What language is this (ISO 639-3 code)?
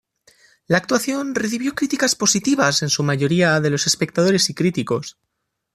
spa